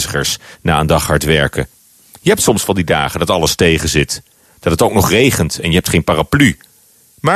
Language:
Dutch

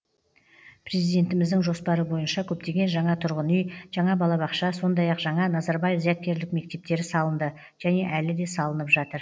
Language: Kazakh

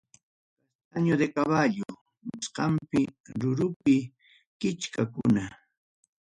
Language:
Ayacucho Quechua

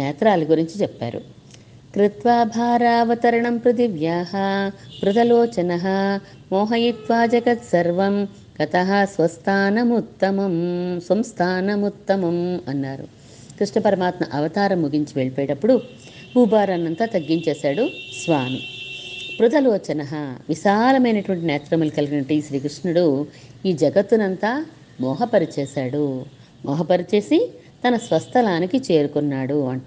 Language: Telugu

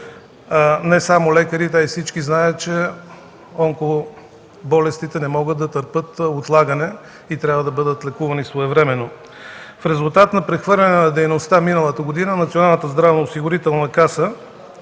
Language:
Bulgarian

